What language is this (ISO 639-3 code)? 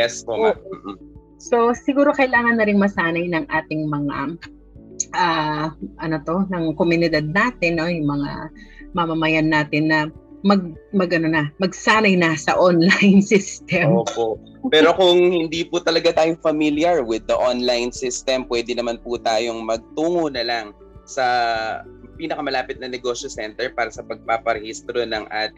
fil